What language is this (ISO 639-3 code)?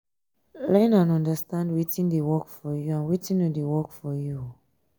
pcm